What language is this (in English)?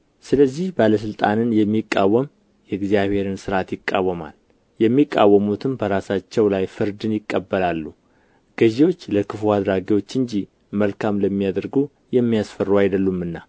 Amharic